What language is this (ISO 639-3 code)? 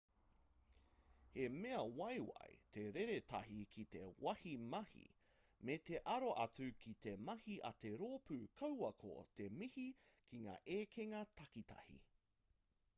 mri